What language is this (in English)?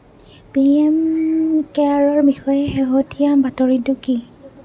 Assamese